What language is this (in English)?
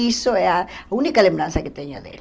Portuguese